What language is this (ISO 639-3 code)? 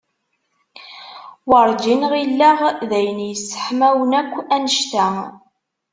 kab